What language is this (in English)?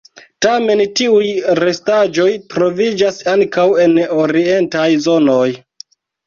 Esperanto